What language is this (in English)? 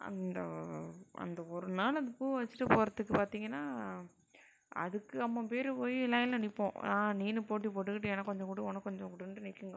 Tamil